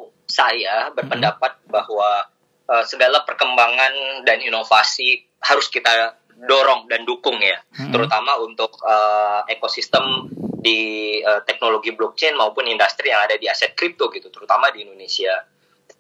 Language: Indonesian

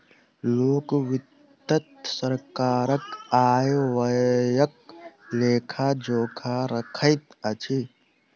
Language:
Maithili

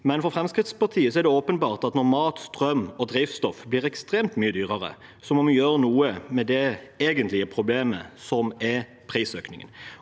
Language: Norwegian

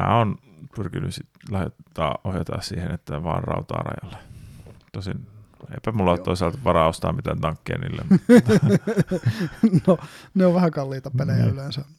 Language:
Finnish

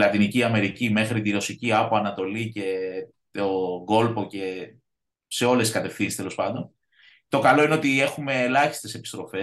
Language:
Greek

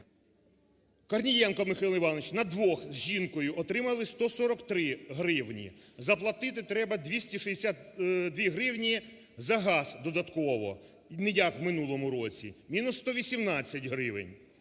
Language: Ukrainian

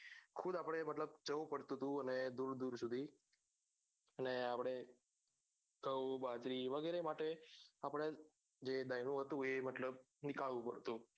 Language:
Gujarati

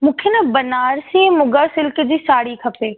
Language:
Sindhi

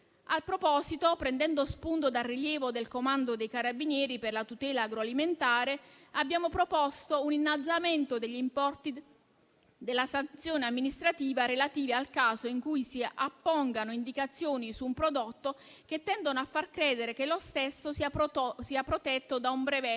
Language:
Italian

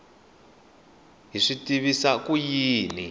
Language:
Tsonga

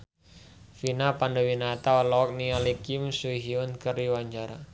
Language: Sundanese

